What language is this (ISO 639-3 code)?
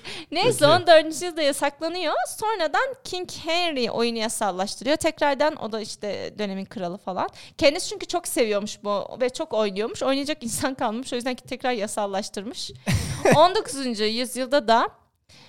tur